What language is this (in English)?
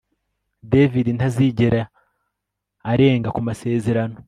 Kinyarwanda